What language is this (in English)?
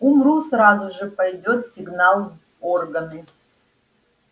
Russian